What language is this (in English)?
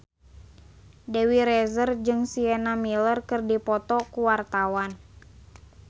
Sundanese